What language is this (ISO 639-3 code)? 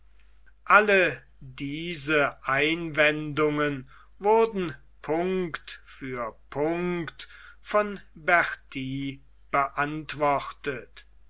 deu